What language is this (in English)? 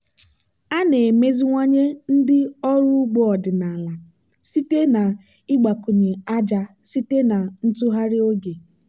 Igbo